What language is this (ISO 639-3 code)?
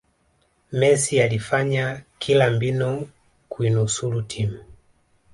swa